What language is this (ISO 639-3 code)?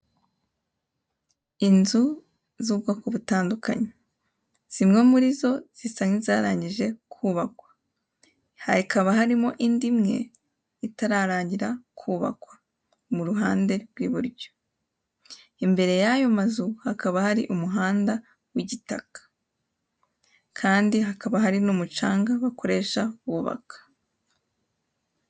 kin